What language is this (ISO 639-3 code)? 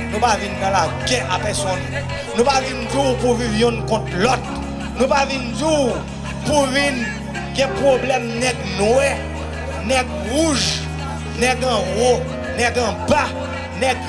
fra